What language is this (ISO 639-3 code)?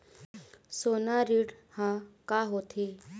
hne